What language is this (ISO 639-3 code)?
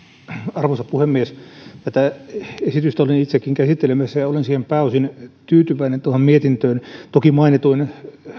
fin